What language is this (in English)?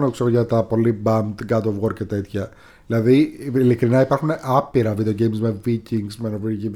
Greek